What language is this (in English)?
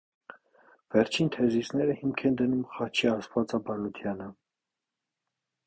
Armenian